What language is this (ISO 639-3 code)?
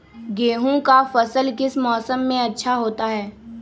mag